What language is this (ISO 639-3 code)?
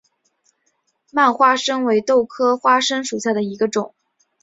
zho